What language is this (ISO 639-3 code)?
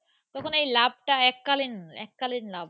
ben